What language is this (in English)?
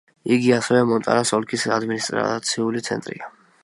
Georgian